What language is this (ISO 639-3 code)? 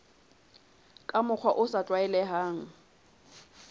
sot